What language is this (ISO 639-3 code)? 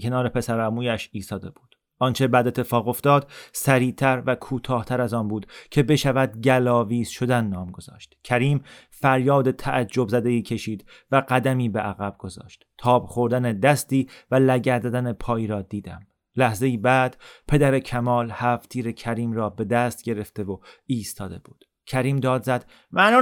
fas